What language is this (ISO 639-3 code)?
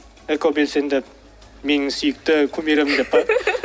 kaz